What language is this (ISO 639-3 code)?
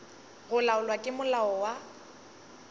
nso